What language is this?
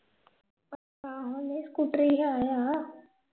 Punjabi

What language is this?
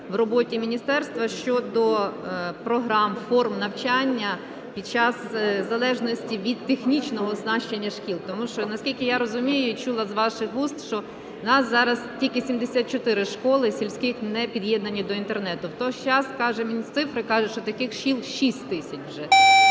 Ukrainian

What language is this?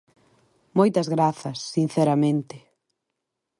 Galician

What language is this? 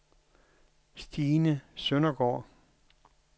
Danish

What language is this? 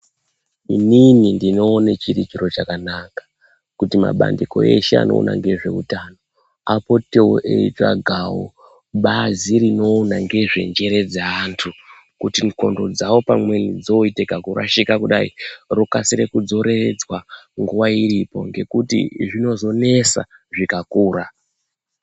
Ndau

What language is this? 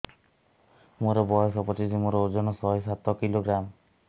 Odia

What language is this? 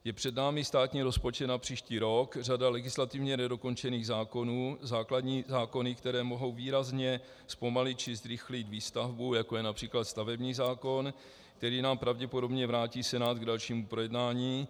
Czech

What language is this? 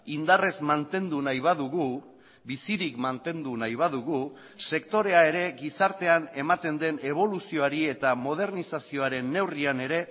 Basque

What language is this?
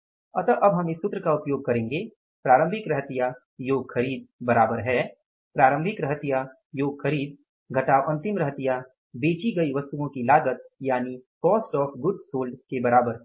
Hindi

